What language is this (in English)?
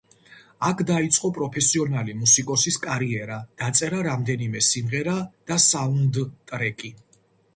Georgian